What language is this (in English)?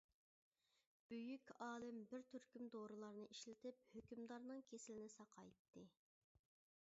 Uyghur